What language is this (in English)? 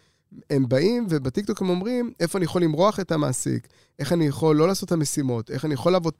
Hebrew